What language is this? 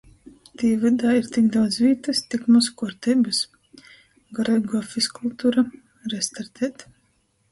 Latgalian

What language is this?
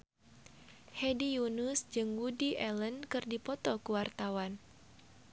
Sundanese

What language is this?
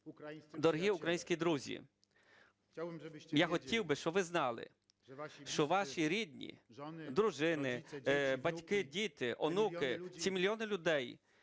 Ukrainian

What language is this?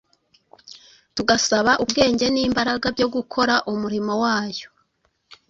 Kinyarwanda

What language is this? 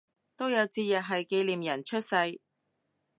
Cantonese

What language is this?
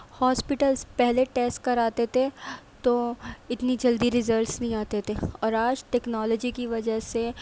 Urdu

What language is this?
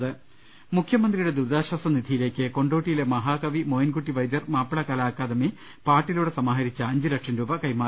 Malayalam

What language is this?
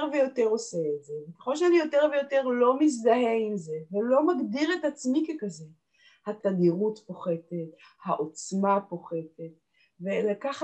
Hebrew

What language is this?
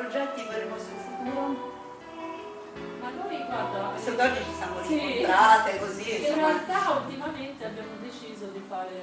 Italian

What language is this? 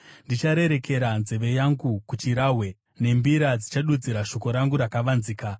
Shona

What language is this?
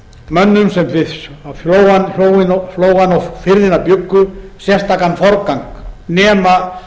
Icelandic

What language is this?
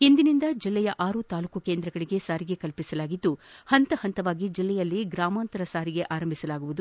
Kannada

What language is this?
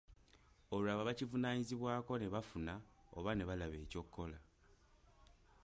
Ganda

